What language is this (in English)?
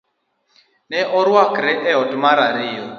Luo (Kenya and Tanzania)